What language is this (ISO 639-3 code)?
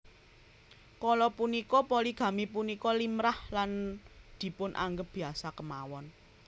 jav